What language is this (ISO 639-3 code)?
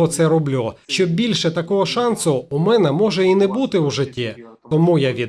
ukr